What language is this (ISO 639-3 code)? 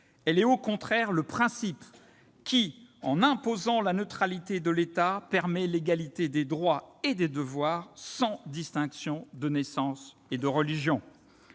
fra